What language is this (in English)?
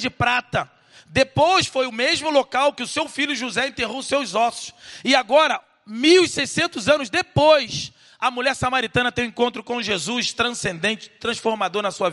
Portuguese